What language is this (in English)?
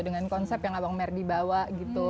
Indonesian